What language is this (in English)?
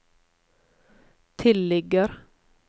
Norwegian